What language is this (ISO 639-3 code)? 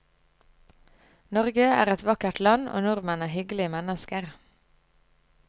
nor